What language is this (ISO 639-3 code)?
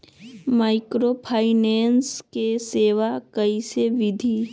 mag